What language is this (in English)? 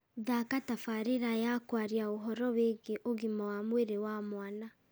Kikuyu